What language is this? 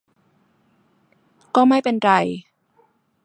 Thai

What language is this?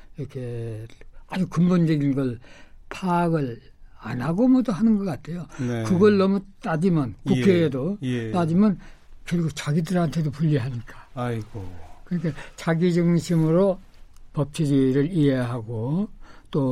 Korean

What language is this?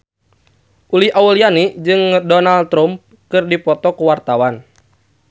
Sundanese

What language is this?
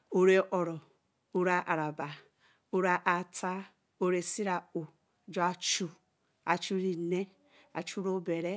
Eleme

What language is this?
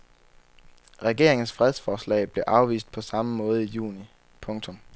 Danish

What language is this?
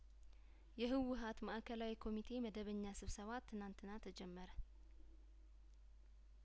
Amharic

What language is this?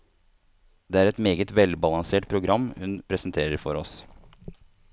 Norwegian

